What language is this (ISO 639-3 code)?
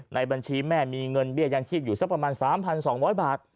tha